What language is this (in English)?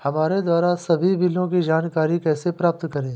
Hindi